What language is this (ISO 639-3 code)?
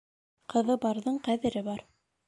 bak